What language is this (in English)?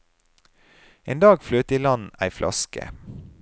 Norwegian